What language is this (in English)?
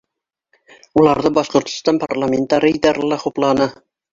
Bashkir